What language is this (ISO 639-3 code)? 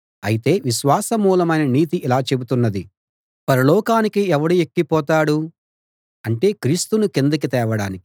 tel